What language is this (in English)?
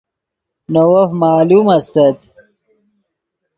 Yidgha